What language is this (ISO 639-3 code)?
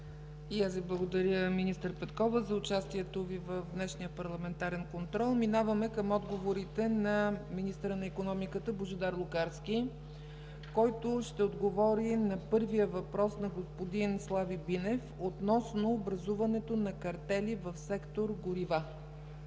bul